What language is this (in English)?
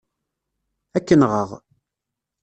Kabyle